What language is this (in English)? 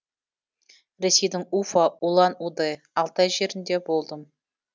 Kazakh